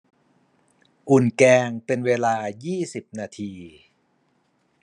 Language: Thai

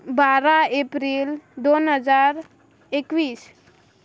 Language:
Konkani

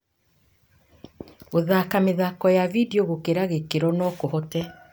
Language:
Kikuyu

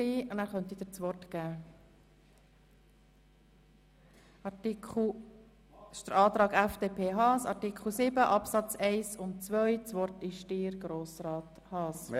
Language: Swiss German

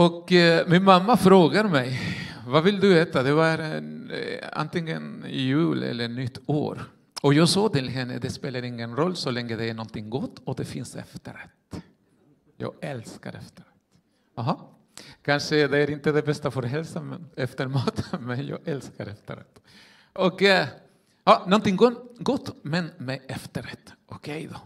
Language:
Swedish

